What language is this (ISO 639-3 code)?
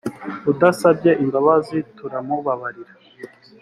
kin